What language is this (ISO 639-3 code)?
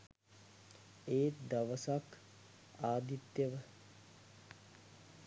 sin